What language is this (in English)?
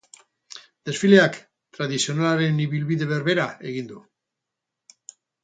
Basque